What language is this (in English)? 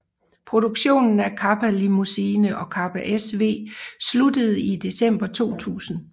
Danish